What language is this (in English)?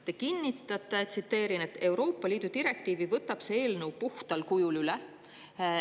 Estonian